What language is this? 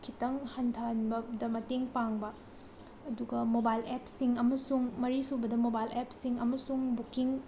Manipuri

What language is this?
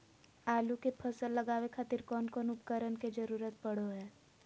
Magahi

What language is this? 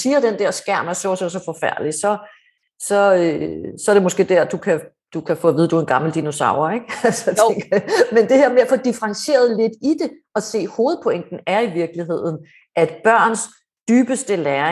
Danish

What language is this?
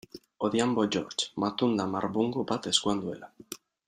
Basque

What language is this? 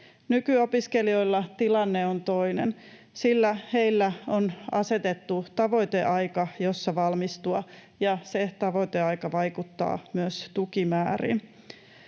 Finnish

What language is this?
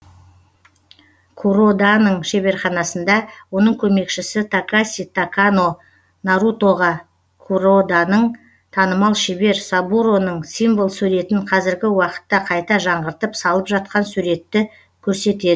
Kazakh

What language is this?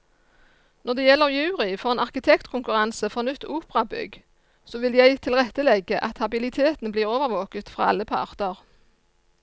Norwegian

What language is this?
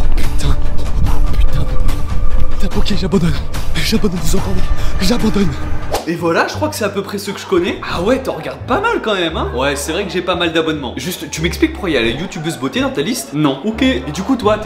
French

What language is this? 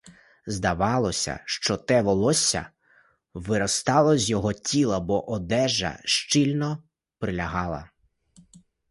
Ukrainian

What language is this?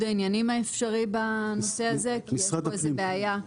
Hebrew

